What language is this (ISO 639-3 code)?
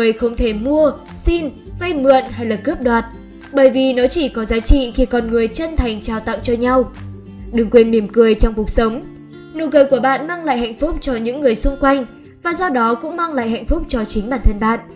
vie